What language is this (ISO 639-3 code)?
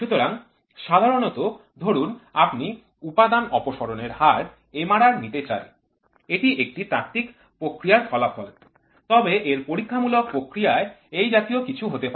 ben